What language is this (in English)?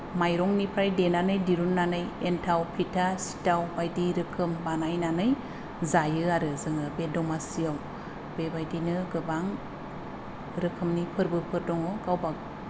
Bodo